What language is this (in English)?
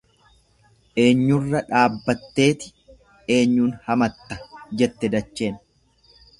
Oromo